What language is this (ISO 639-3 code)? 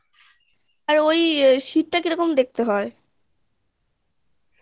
ben